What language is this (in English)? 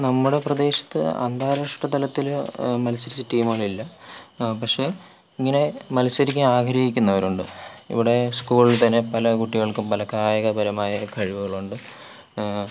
Malayalam